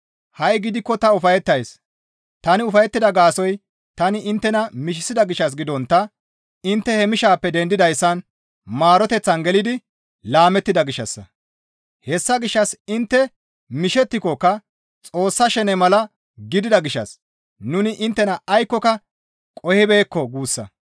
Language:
Gamo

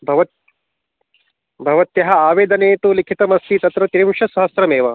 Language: Sanskrit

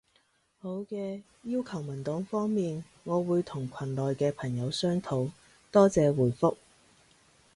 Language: Cantonese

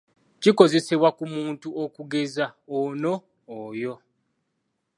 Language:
Ganda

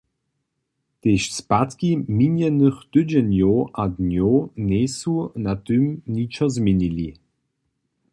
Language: Upper Sorbian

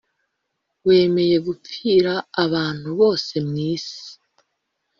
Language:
Kinyarwanda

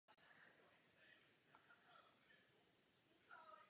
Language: Czech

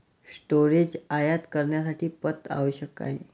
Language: Marathi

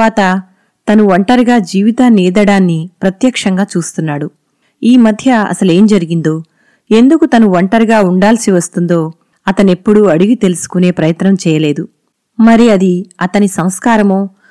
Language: Telugu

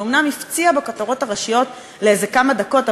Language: Hebrew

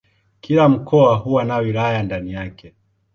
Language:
Swahili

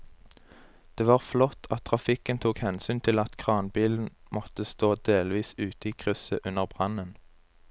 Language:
Norwegian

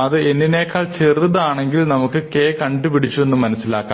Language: Malayalam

